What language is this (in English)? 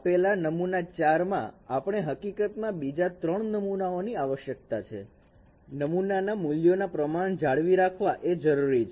Gujarati